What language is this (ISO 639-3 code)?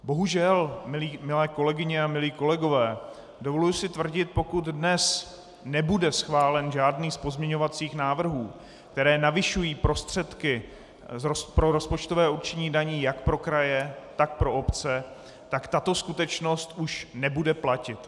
ces